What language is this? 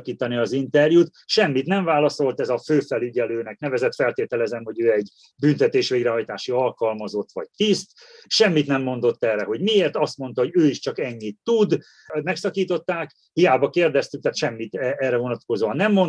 Hungarian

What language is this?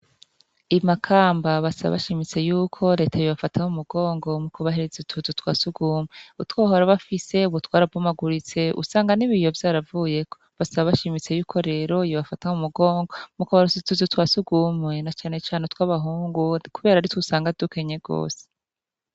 Rundi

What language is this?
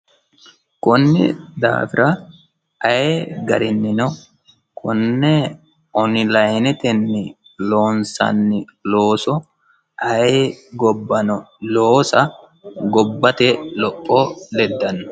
Sidamo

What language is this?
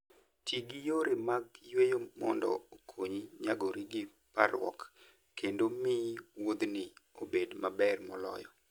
Luo (Kenya and Tanzania)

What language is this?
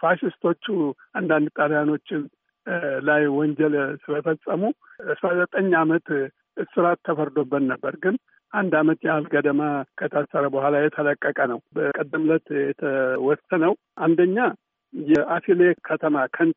Amharic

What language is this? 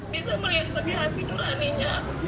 Indonesian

